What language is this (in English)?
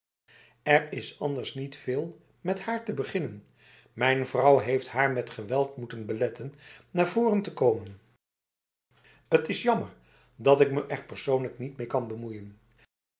Dutch